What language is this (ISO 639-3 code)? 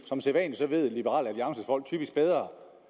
dan